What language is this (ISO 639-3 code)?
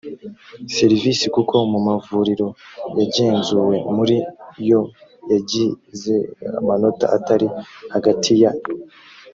kin